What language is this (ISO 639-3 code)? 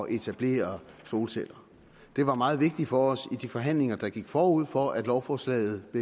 dan